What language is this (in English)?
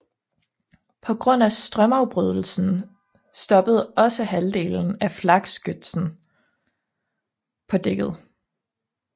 Danish